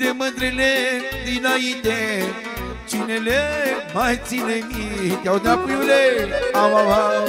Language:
Romanian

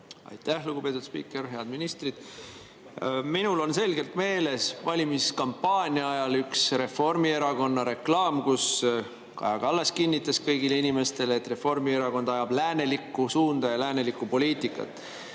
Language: Estonian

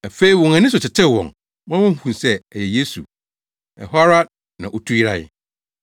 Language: Akan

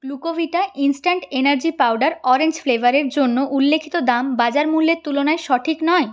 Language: Bangla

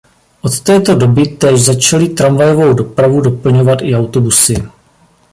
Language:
Czech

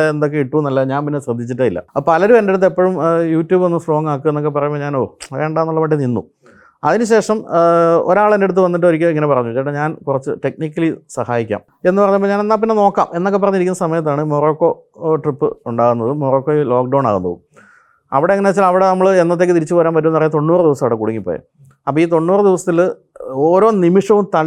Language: Malayalam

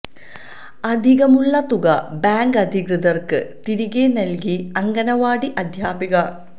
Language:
Malayalam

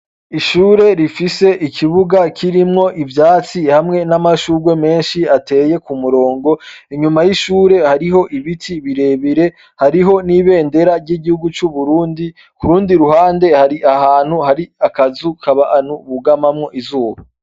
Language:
Rundi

